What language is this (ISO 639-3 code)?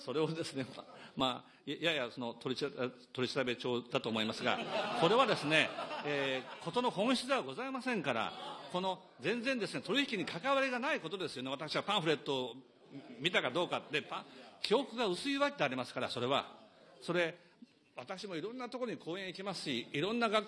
jpn